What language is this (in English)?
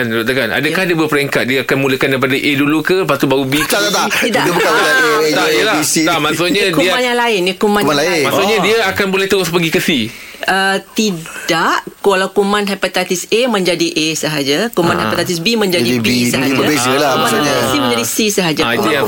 Malay